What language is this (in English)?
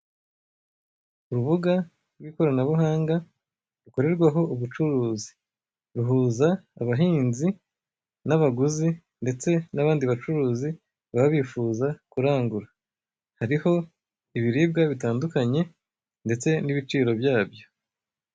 Kinyarwanda